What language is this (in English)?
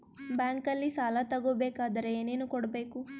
Kannada